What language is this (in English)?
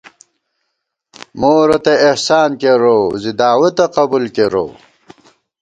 Gawar-Bati